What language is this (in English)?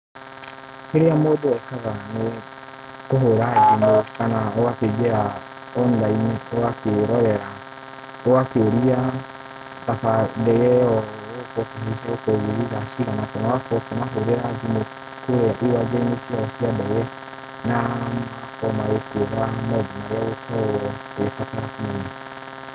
Kikuyu